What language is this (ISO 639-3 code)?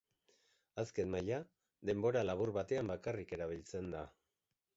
eus